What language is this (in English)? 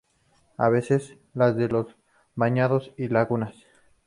Spanish